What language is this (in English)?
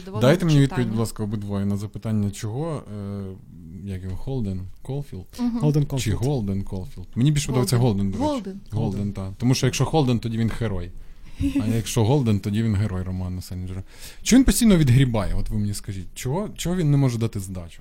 Ukrainian